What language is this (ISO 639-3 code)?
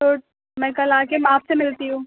urd